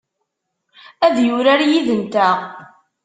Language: Kabyle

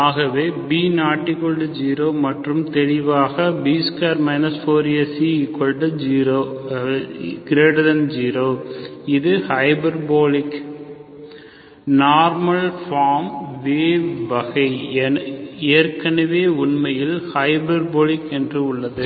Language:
Tamil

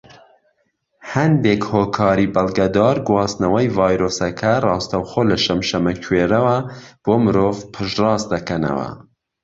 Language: Central Kurdish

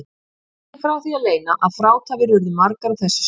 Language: Icelandic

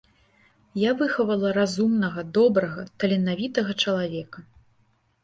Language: Belarusian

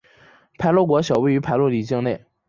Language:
Chinese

